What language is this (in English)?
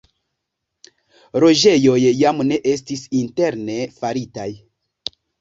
Esperanto